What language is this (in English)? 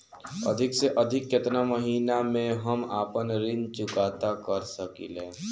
Bhojpuri